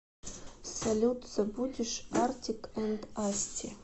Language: Russian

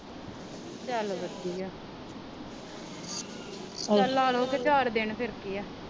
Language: Punjabi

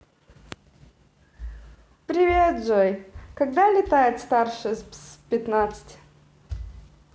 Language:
Russian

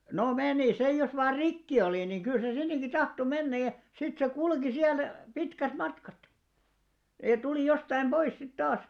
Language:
Finnish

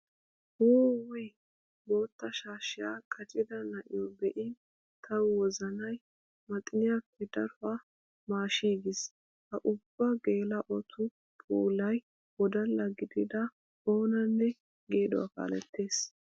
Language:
Wolaytta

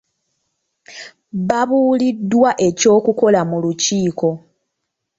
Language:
Ganda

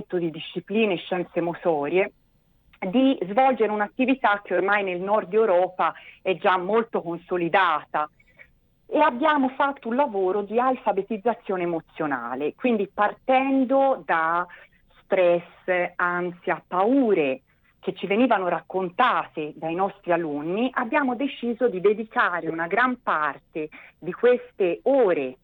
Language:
Italian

